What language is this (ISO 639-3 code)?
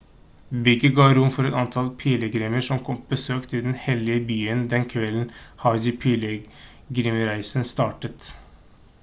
nob